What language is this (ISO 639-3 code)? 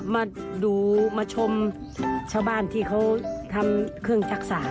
tha